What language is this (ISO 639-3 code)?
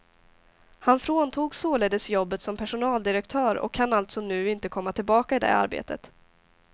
swe